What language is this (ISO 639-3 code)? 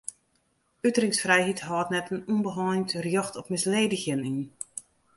fry